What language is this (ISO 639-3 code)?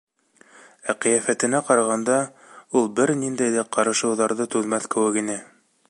bak